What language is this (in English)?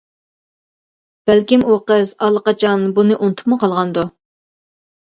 Uyghur